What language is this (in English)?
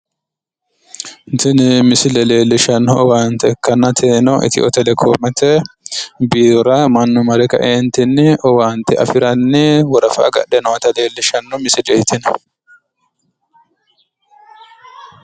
Sidamo